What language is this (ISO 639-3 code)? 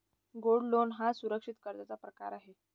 mar